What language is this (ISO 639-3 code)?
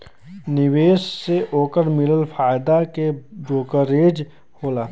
bho